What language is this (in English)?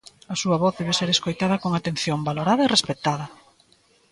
Galician